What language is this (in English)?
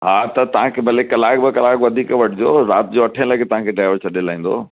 Sindhi